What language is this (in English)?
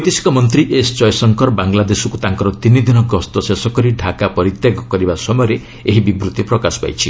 Odia